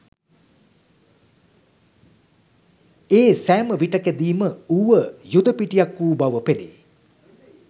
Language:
Sinhala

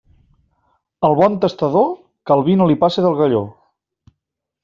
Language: Catalan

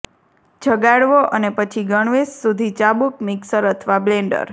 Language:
Gujarati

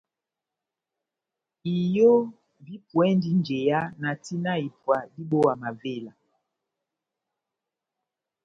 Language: Batanga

